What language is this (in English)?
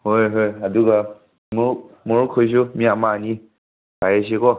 Manipuri